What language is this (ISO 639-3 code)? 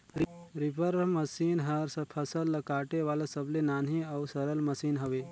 hne